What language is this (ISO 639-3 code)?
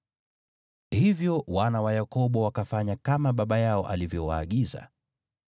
swa